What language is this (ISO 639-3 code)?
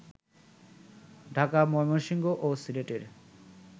ben